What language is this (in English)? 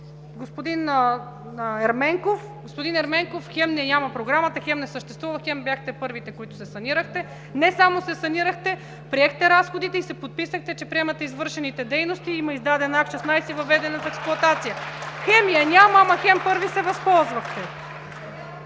Bulgarian